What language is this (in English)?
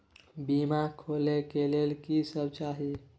Maithili